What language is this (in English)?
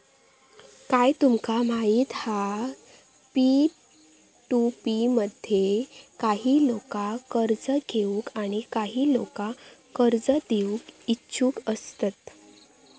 Marathi